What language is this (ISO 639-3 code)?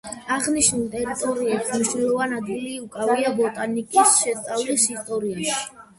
kat